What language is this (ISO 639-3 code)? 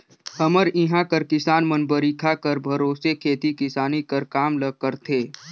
hne